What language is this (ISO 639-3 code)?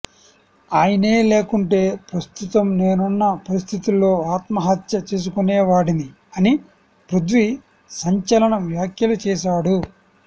tel